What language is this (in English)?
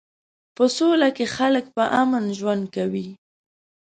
Pashto